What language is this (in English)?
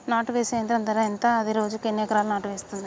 Telugu